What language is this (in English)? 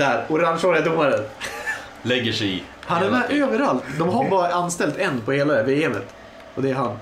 Swedish